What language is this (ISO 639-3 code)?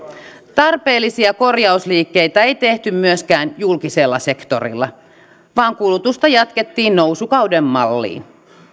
fin